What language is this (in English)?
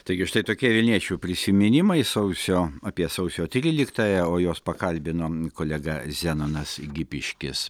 Lithuanian